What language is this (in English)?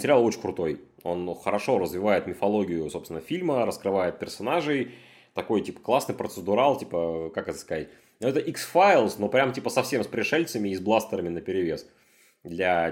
Russian